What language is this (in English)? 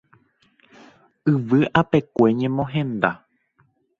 Guarani